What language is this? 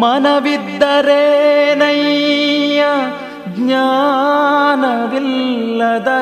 Kannada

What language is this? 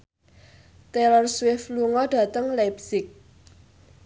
Javanese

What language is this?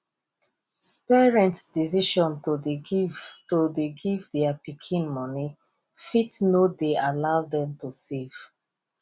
Nigerian Pidgin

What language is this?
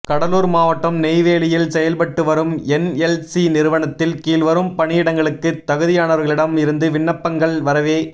Tamil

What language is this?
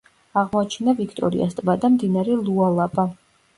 Georgian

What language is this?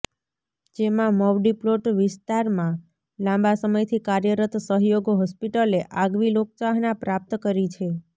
Gujarati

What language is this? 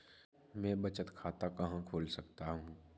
Hindi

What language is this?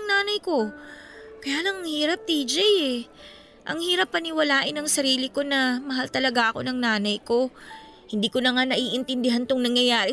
Filipino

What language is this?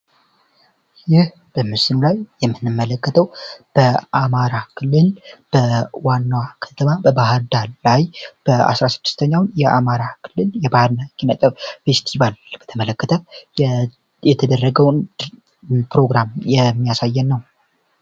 Amharic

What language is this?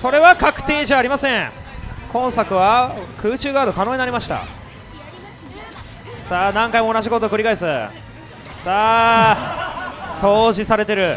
Japanese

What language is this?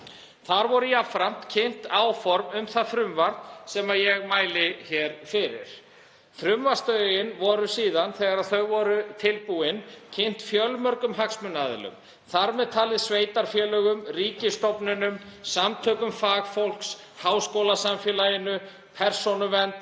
Icelandic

